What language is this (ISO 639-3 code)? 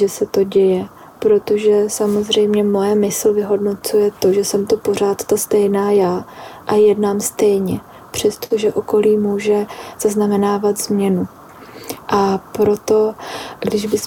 ces